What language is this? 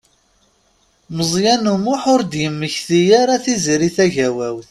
Kabyle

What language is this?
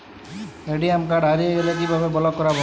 Bangla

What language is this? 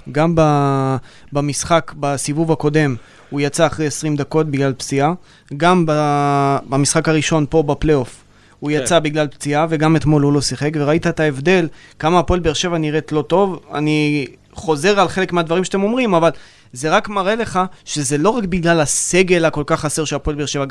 Hebrew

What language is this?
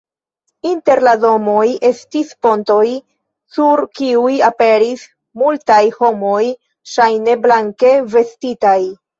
Esperanto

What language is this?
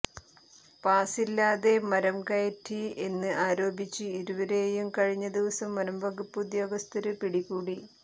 Malayalam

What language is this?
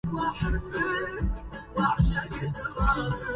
Arabic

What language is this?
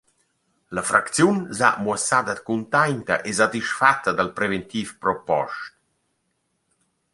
Romansh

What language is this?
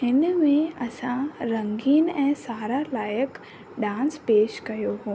Sindhi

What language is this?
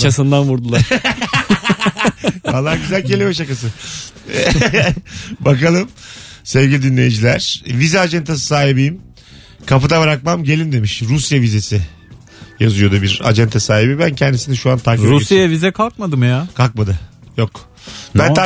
Turkish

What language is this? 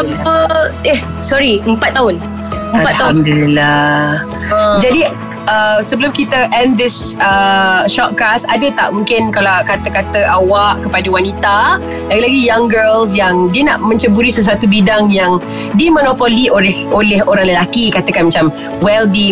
Malay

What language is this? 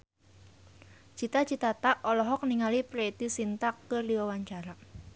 Sundanese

